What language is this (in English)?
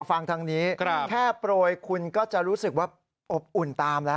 Thai